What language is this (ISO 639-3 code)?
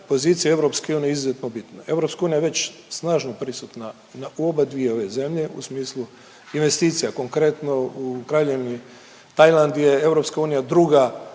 hrv